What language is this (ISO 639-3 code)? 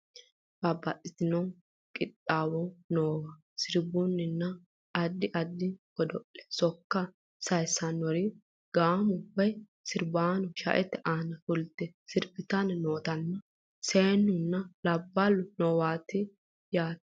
sid